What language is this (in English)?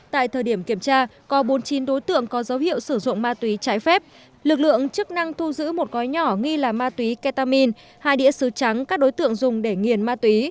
Vietnamese